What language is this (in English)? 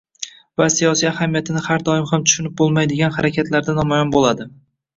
Uzbek